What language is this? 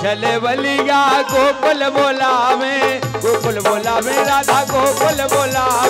Hindi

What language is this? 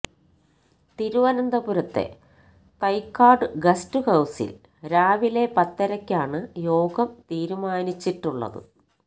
Malayalam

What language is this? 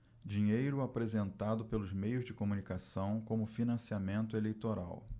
Portuguese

